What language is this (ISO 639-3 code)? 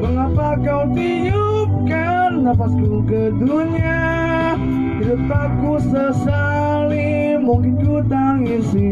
ind